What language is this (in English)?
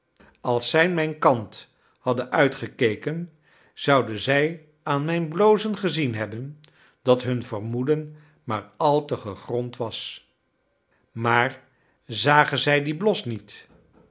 Dutch